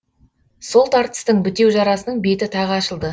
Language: Kazakh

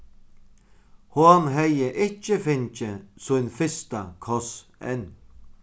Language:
Faroese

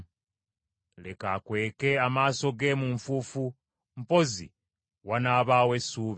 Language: Ganda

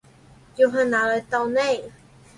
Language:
Chinese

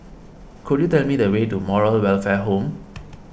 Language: English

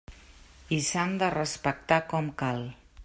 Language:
Catalan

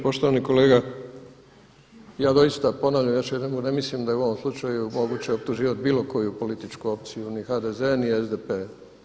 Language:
Croatian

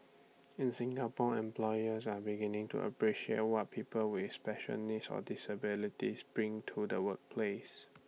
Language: English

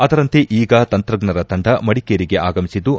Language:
Kannada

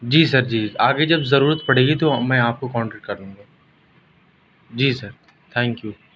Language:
Urdu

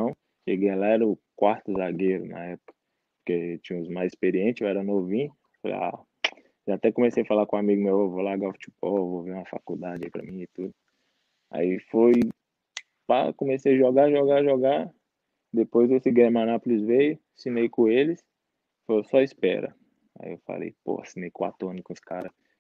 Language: Portuguese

